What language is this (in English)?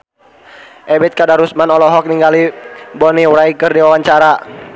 Sundanese